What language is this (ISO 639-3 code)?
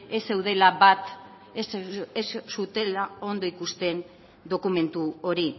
eus